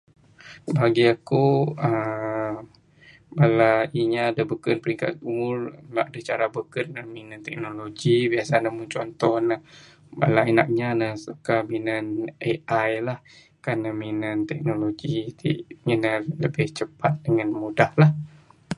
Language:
Bukar-Sadung Bidayuh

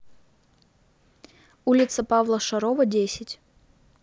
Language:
Russian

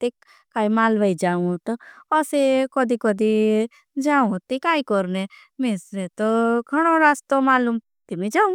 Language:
Bhili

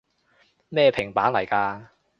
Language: Cantonese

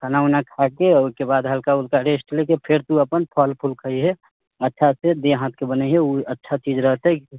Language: Maithili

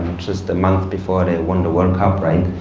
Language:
English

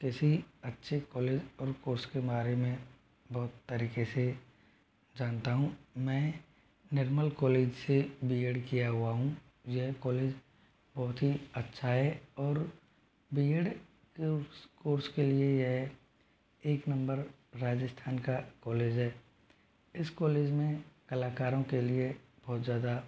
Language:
Hindi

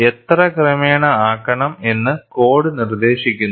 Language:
Malayalam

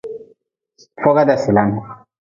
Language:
Nawdm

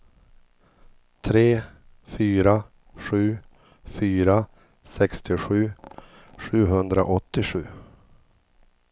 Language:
Swedish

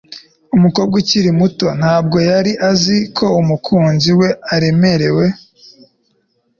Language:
Kinyarwanda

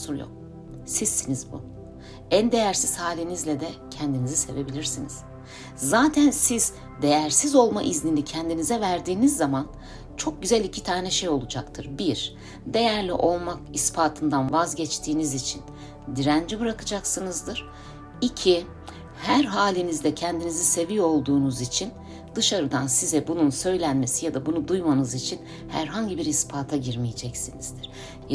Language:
Turkish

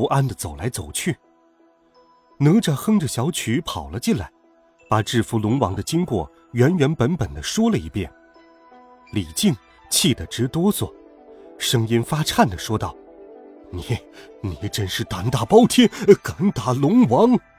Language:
Chinese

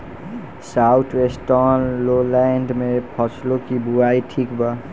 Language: Bhojpuri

